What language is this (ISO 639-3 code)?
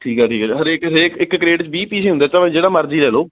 pan